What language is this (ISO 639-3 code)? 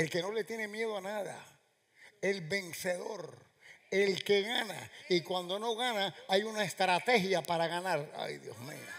spa